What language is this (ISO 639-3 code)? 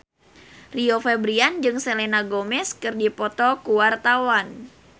sun